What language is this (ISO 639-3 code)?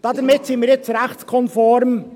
gsw